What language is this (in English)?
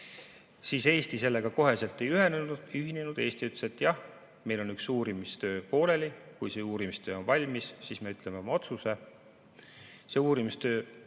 Estonian